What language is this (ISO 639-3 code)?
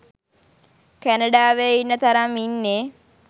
sin